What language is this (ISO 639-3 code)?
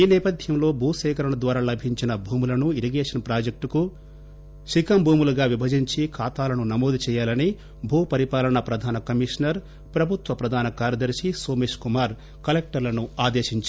tel